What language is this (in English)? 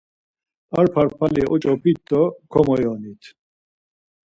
Laz